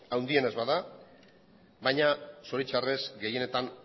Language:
Basque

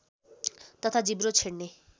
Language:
Nepali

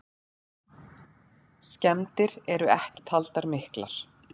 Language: Icelandic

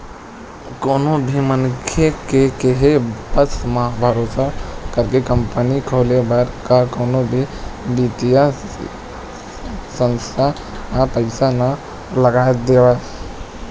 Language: Chhattisgarhi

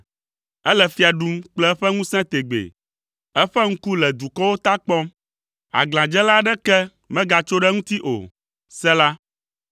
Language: Ewe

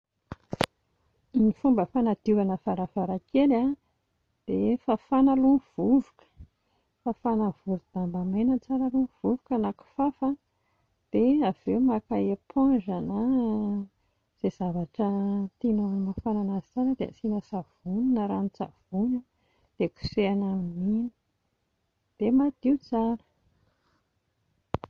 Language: Malagasy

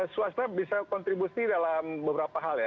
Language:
Indonesian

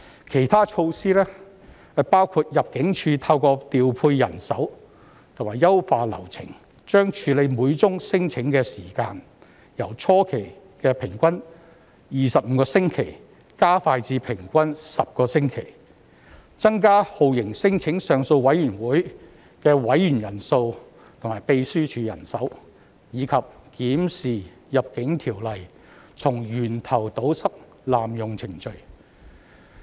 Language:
Cantonese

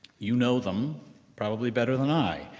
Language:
English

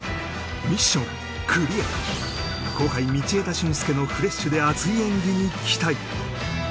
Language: Japanese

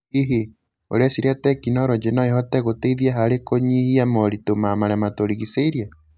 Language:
Kikuyu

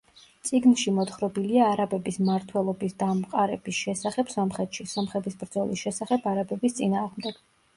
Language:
Georgian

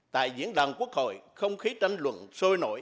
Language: Vietnamese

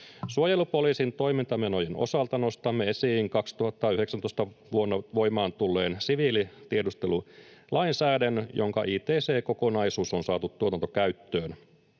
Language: Finnish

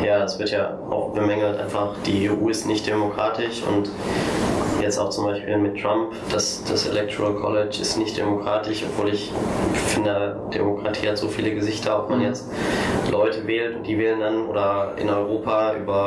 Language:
German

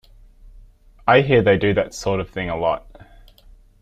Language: English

